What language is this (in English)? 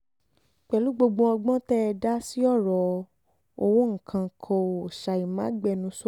Yoruba